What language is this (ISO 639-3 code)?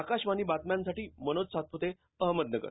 mar